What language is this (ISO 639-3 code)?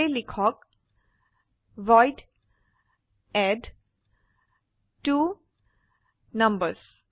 asm